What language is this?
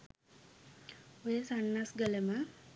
Sinhala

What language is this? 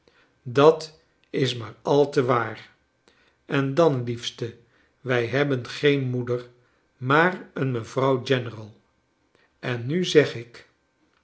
Dutch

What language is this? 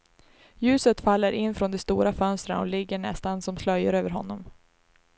Swedish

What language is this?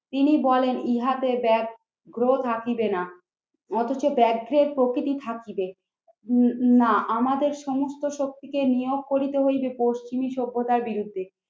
Bangla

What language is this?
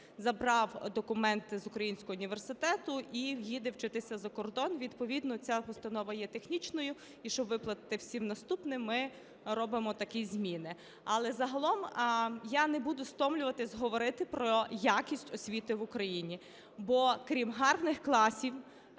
Ukrainian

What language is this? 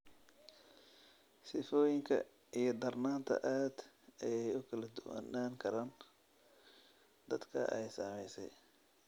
Somali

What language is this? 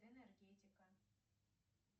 Russian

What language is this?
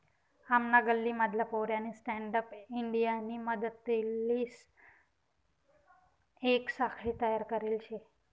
Marathi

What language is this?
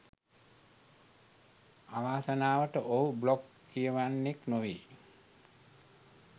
Sinhala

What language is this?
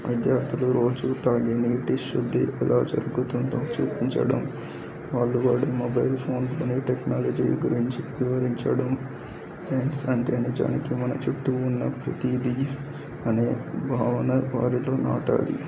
Telugu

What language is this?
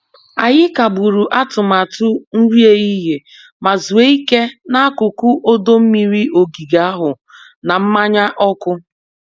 Igbo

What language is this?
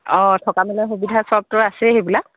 Assamese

